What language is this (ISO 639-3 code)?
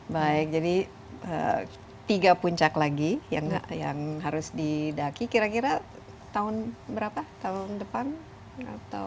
ind